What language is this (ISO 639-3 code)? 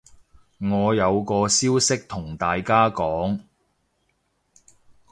yue